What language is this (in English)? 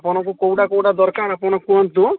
Odia